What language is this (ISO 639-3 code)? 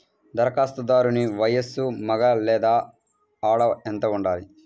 tel